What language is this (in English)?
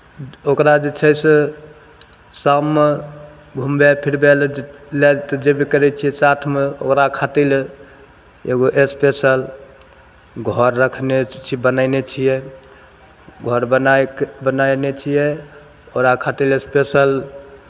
Maithili